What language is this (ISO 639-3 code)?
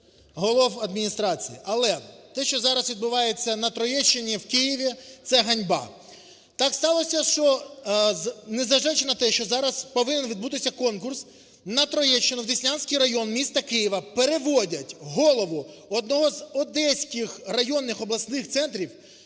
ukr